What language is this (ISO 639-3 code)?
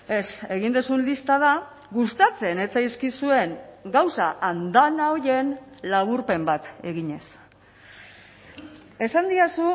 eus